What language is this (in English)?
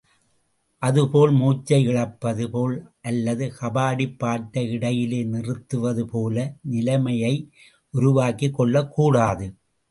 Tamil